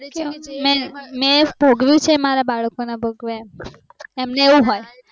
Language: Gujarati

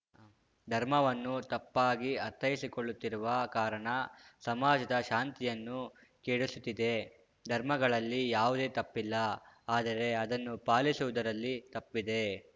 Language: Kannada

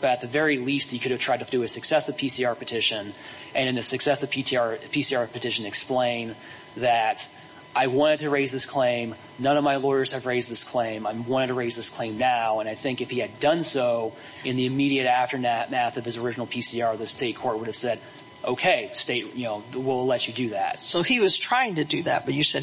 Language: English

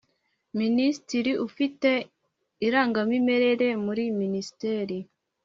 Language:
Kinyarwanda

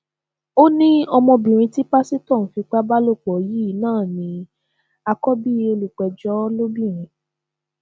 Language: Yoruba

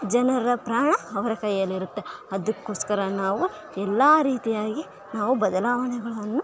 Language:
Kannada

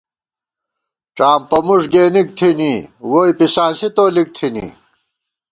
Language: Gawar-Bati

